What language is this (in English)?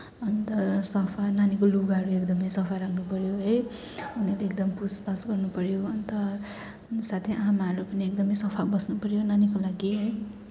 Nepali